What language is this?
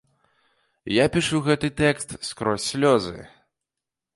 Belarusian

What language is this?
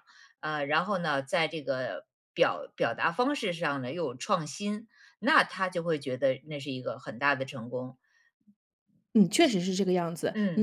Chinese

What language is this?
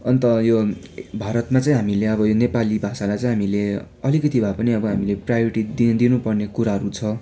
Nepali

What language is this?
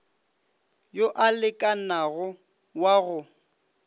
Northern Sotho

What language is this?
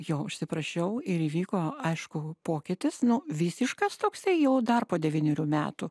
Lithuanian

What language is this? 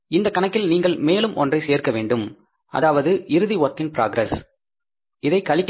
Tamil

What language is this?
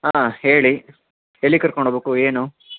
Kannada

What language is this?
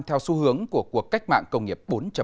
Vietnamese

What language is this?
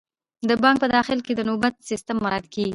Pashto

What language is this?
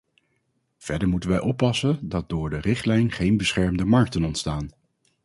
Dutch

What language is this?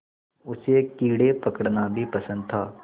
Hindi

